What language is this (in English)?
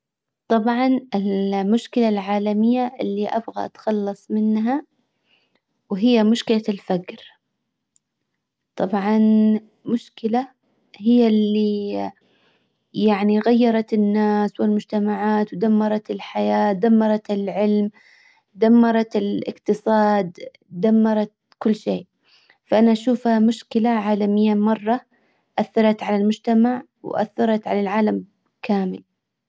Hijazi Arabic